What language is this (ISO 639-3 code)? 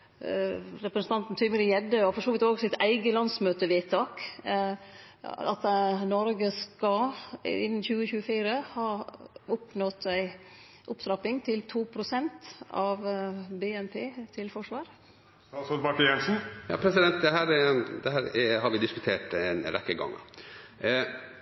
nor